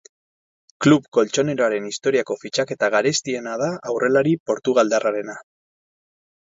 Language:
Basque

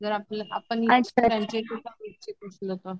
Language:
Marathi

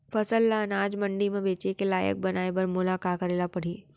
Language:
Chhattisgarhi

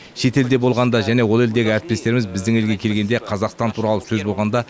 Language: Kazakh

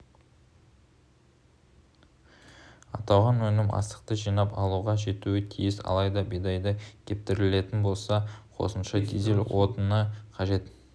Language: Kazakh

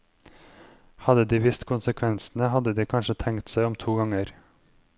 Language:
Norwegian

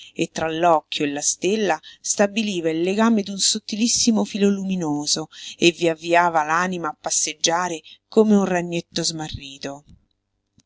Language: Italian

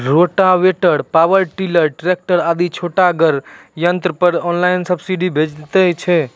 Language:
Maithili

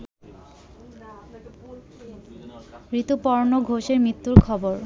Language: Bangla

